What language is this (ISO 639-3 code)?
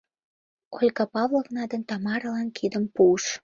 chm